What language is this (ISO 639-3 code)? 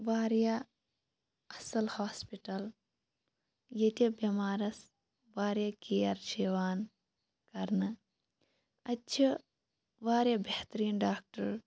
kas